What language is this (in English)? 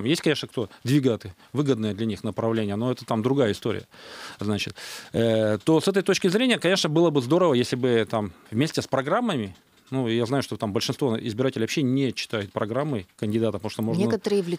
Russian